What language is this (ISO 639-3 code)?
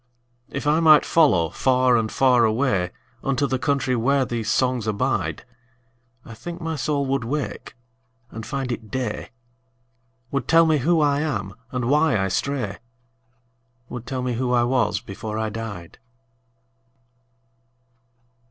eng